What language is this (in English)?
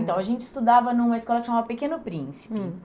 Portuguese